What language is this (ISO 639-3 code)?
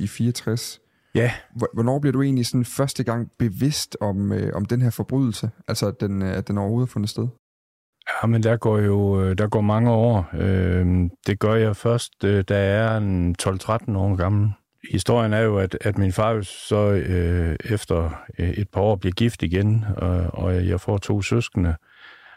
dan